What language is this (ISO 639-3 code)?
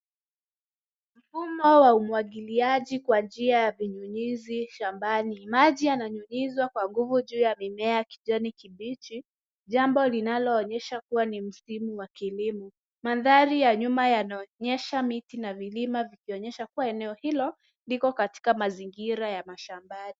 swa